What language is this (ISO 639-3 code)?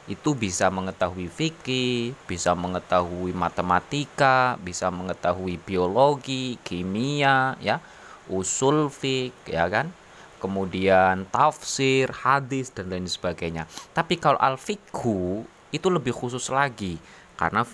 ind